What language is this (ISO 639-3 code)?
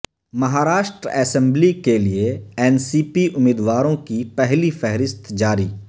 urd